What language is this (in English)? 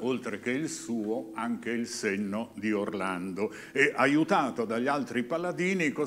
Italian